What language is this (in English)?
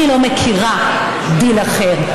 Hebrew